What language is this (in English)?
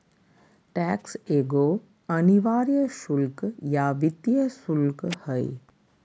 Magahi